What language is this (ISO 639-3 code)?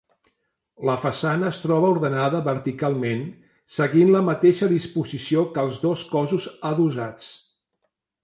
cat